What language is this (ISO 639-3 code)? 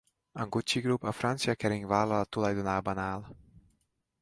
hun